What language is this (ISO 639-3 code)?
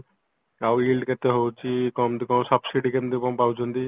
ori